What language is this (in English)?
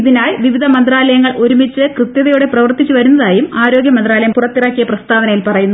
Malayalam